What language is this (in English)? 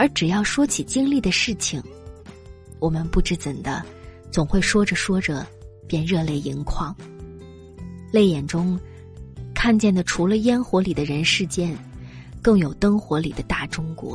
Chinese